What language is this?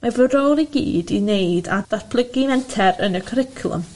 Welsh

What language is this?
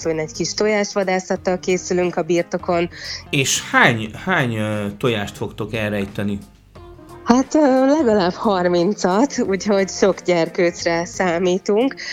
Hungarian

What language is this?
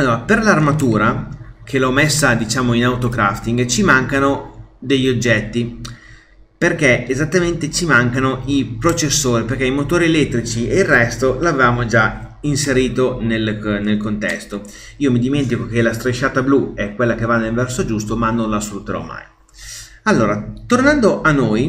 Italian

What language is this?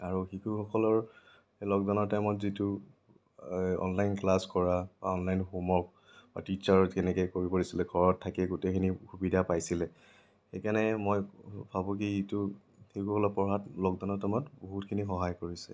Assamese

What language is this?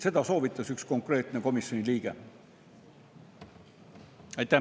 Estonian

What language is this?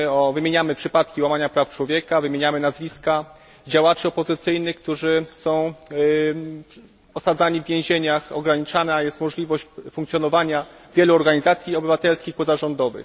Polish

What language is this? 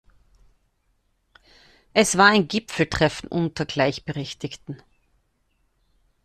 German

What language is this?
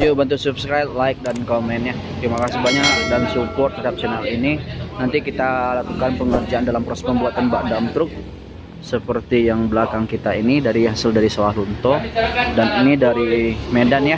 Indonesian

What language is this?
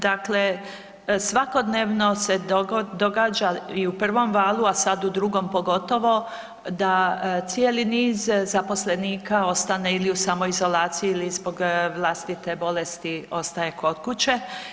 Croatian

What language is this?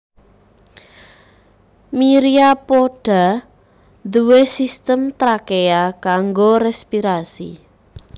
Javanese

